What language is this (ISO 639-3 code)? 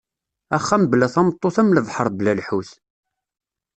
kab